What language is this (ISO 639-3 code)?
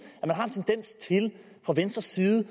dan